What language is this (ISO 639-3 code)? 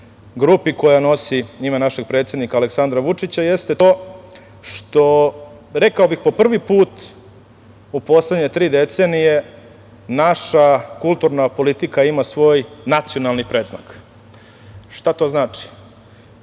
srp